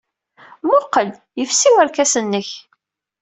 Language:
Kabyle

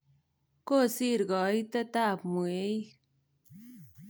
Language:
Kalenjin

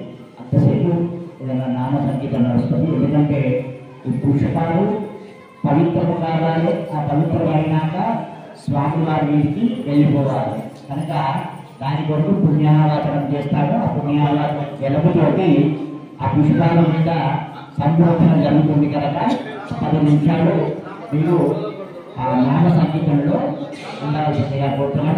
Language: Telugu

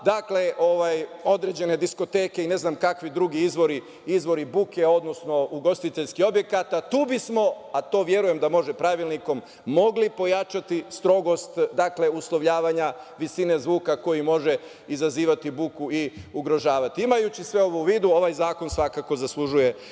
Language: Serbian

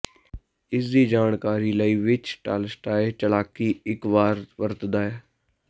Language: Punjabi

